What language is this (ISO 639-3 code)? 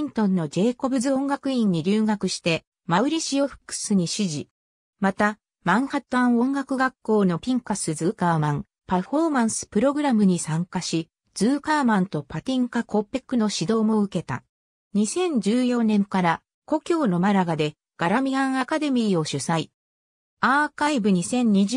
jpn